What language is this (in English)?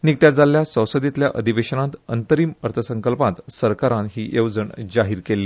Konkani